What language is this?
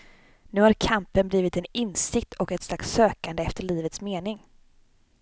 Swedish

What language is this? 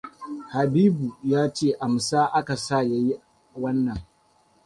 Hausa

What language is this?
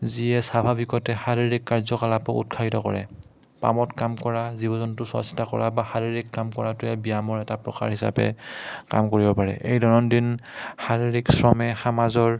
Assamese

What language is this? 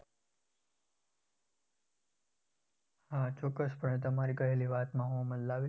Gujarati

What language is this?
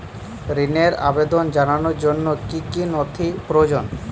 Bangla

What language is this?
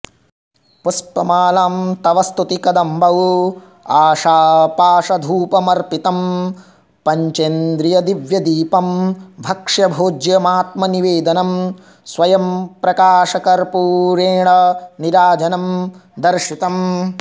Sanskrit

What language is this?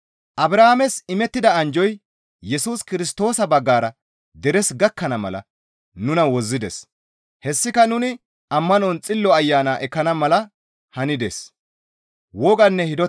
Gamo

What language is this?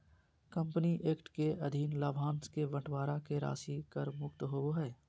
Magahi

